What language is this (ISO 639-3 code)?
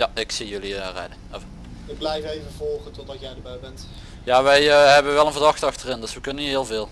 nld